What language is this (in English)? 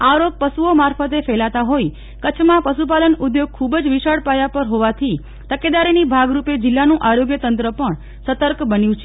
Gujarati